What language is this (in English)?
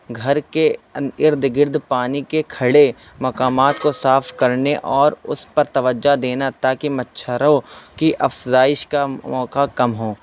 Urdu